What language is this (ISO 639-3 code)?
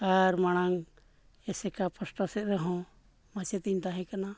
sat